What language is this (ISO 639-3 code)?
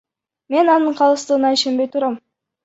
kir